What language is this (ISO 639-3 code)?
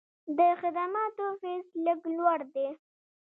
pus